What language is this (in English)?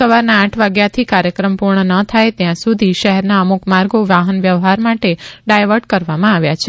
Gujarati